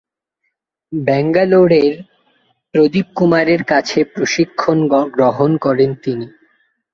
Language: Bangla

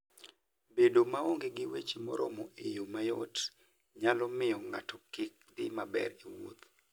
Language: Luo (Kenya and Tanzania)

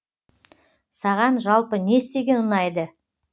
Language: Kazakh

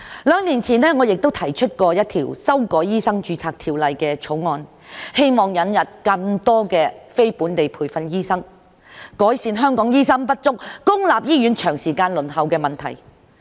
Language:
Cantonese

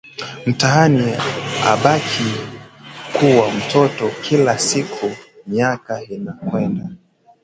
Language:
Swahili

